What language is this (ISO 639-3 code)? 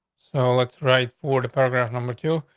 eng